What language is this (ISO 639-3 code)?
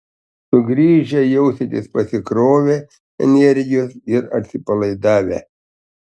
lit